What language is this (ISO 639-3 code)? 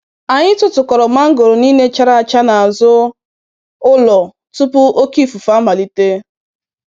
ibo